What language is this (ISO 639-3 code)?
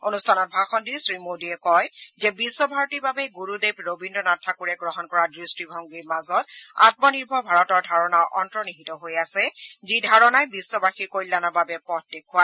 asm